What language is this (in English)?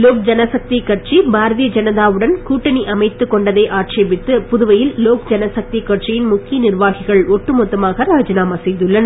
Tamil